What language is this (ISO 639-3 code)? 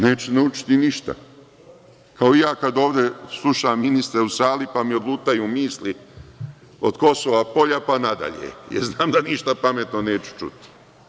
srp